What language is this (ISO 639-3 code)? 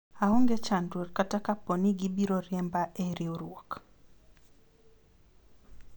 luo